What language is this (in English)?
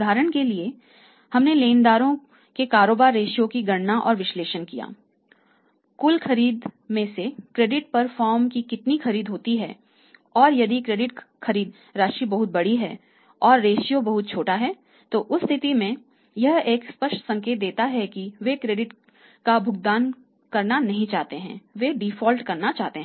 Hindi